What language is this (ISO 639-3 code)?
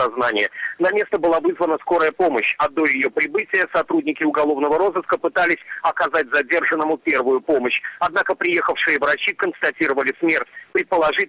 rus